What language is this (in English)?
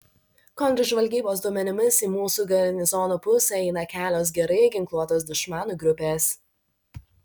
Lithuanian